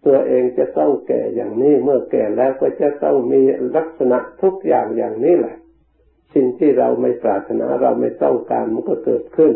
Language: Thai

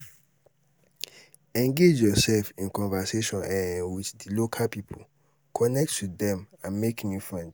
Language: Nigerian Pidgin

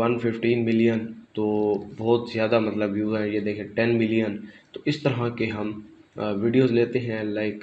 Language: Hindi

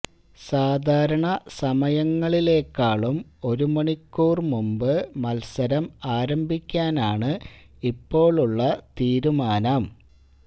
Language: Malayalam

